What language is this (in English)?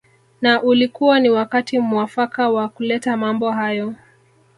Swahili